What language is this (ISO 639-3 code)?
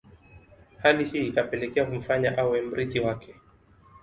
swa